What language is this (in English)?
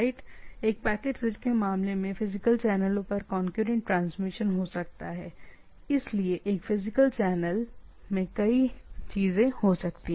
Hindi